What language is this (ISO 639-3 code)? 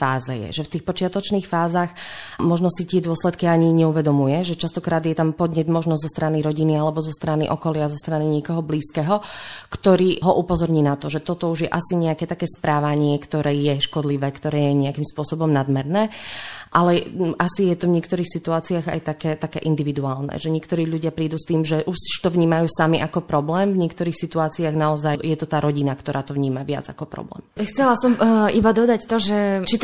slk